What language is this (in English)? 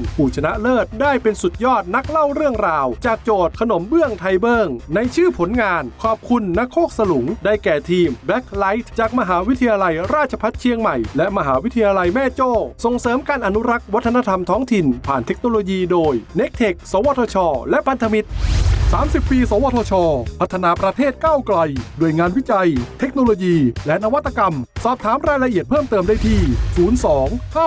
Thai